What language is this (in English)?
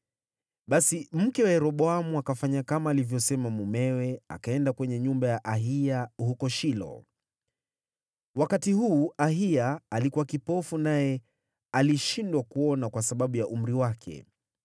Swahili